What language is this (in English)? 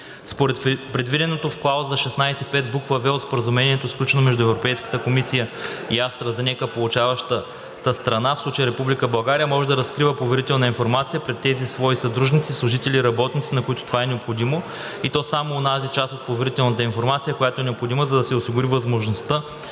Bulgarian